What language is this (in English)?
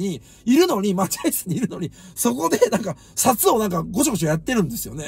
Japanese